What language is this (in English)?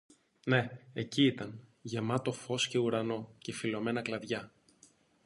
Greek